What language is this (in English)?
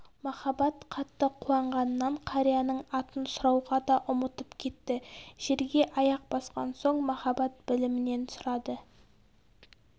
Kazakh